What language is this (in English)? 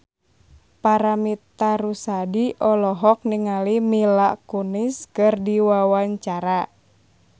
Sundanese